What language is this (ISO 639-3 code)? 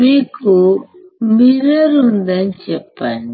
tel